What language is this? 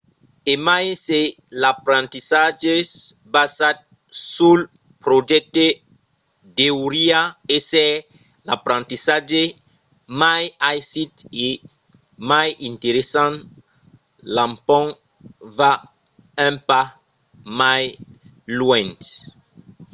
Occitan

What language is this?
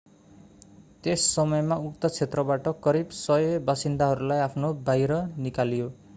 Nepali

